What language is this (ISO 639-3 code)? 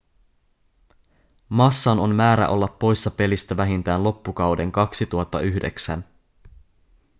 fin